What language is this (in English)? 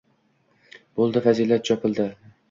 Uzbek